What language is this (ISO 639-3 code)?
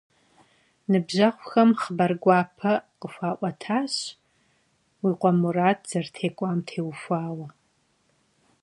kbd